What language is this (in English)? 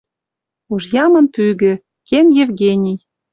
Western Mari